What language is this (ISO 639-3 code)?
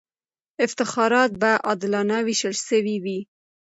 pus